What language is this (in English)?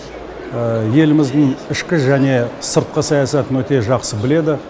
Kazakh